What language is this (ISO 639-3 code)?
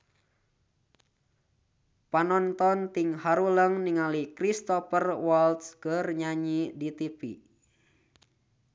sun